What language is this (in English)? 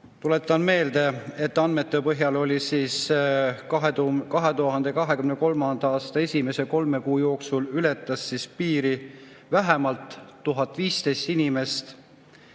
Estonian